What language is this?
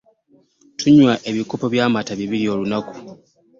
Ganda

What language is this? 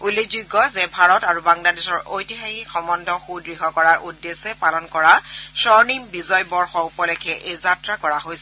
Assamese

